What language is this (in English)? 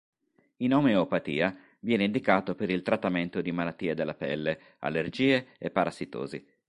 Italian